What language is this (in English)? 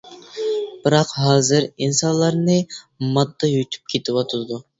Uyghur